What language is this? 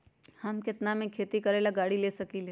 Magahi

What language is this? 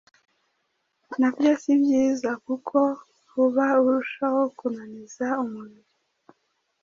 Kinyarwanda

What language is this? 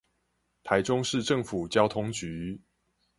Chinese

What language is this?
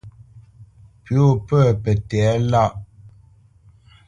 Bamenyam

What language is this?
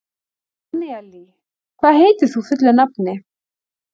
Icelandic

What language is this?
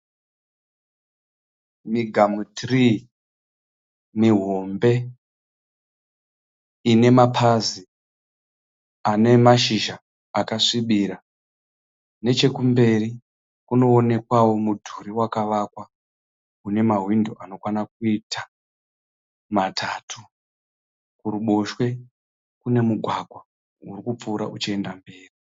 Shona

